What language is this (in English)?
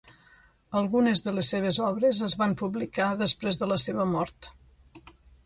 Catalan